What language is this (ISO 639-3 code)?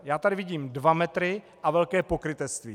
ces